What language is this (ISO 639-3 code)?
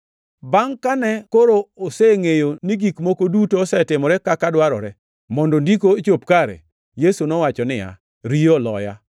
luo